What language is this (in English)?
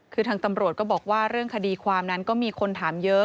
Thai